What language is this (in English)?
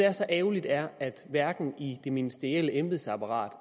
Danish